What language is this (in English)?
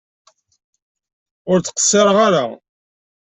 Kabyle